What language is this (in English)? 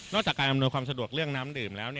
Thai